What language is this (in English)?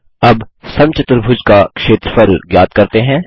Hindi